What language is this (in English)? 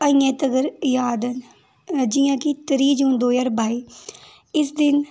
Dogri